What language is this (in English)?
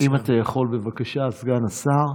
Hebrew